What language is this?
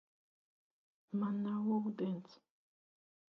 Latvian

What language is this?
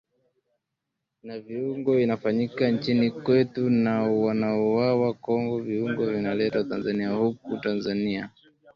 Swahili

